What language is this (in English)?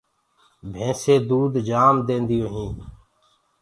Gurgula